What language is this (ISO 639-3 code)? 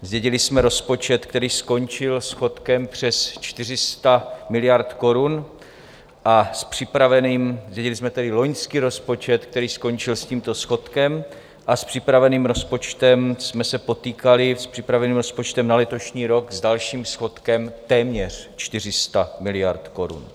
ces